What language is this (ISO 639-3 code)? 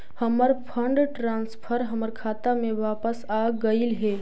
mag